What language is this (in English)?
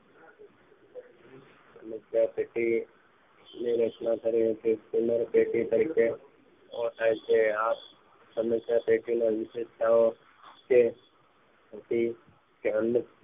Gujarati